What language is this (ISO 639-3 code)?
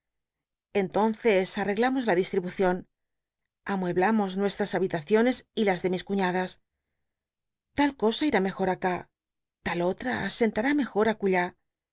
spa